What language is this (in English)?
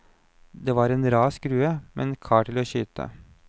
Norwegian